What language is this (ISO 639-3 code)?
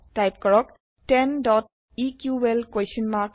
asm